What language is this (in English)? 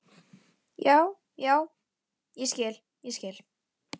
Icelandic